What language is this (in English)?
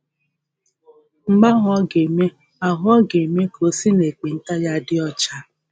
Igbo